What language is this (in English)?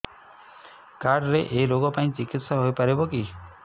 Odia